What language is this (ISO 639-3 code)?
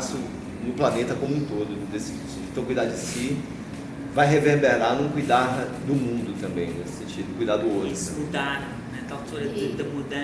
por